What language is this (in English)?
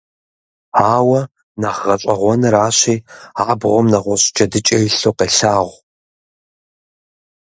Kabardian